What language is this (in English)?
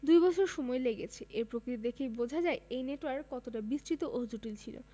Bangla